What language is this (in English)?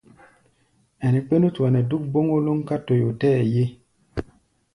Gbaya